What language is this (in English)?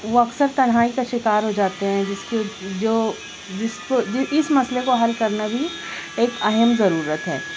Urdu